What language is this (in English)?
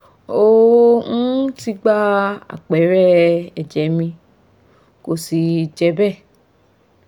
Yoruba